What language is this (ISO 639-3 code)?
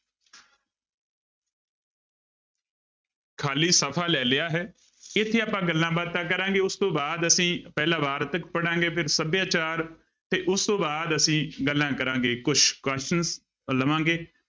pan